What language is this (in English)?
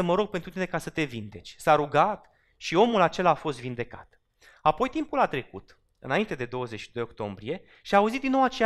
Romanian